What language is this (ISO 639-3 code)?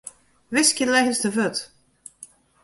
fry